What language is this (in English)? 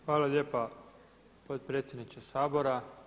Croatian